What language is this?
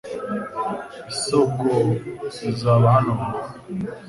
Kinyarwanda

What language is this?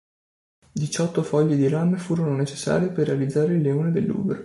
Italian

